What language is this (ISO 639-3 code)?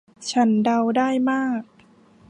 tha